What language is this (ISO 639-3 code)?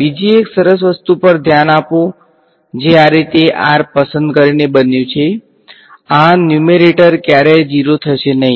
guj